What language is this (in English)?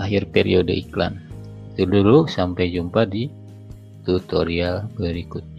Indonesian